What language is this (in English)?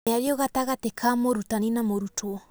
Kikuyu